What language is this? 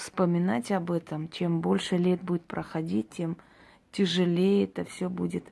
Russian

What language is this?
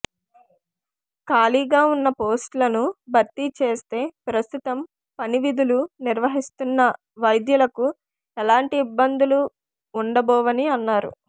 Telugu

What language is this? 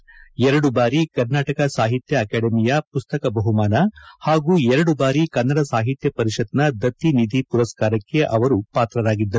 Kannada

